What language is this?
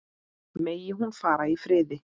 Icelandic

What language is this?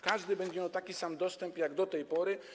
Polish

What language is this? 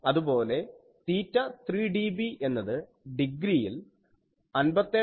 Malayalam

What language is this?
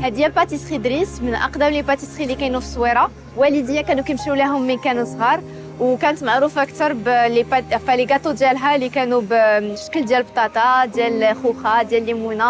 Arabic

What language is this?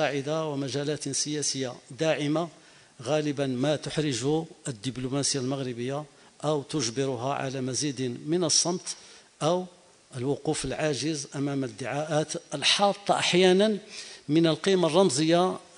Arabic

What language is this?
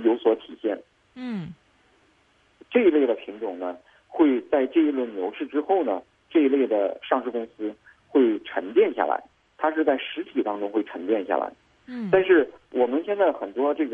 Chinese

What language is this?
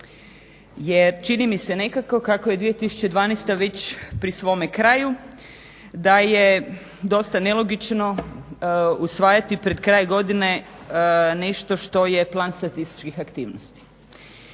Croatian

